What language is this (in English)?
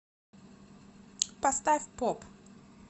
Russian